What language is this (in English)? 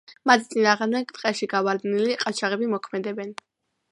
Georgian